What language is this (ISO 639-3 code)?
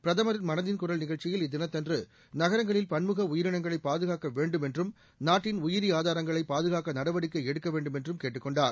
tam